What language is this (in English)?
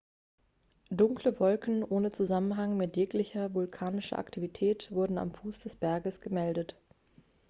German